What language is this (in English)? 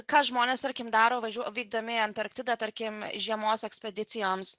Lithuanian